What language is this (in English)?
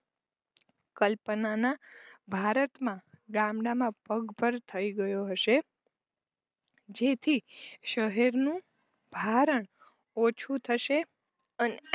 Gujarati